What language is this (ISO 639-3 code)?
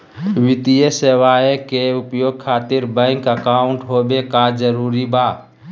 mag